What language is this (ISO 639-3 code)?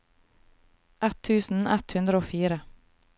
nor